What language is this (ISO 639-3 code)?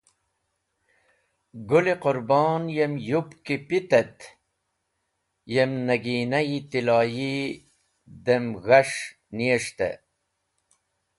wbl